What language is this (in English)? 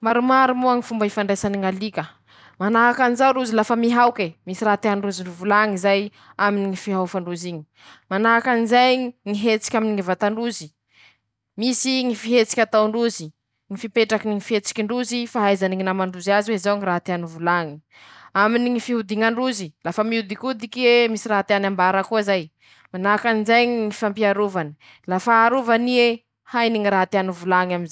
Masikoro Malagasy